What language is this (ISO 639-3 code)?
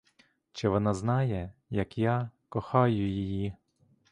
ukr